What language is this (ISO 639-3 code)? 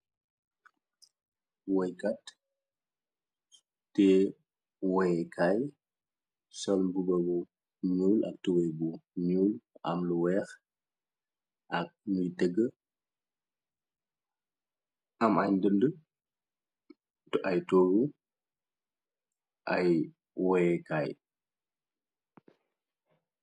wol